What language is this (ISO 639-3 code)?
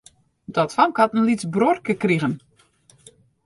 fry